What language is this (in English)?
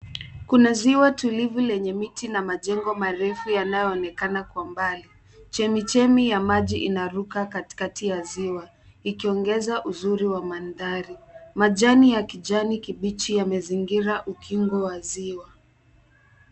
Swahili